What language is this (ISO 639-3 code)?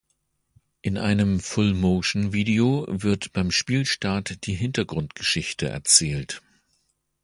deu